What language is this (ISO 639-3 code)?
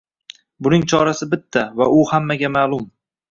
uzb